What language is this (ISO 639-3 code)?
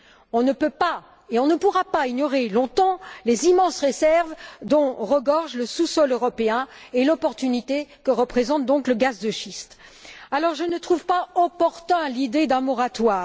fra